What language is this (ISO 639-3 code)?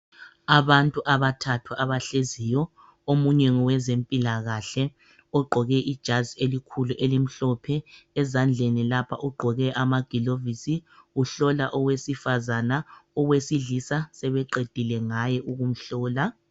nde